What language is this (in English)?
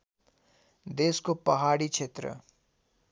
Nepali